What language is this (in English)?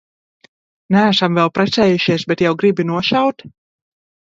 Latvian